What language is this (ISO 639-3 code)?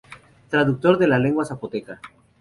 spa